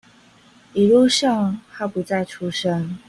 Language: Chinese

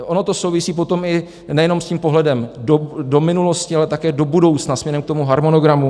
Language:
Czech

